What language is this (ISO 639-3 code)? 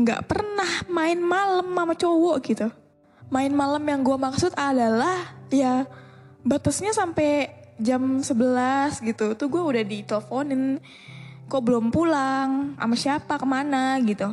ind